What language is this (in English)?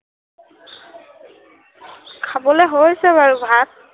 Assamese